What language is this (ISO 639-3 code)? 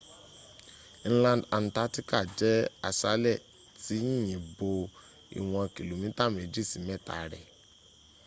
yor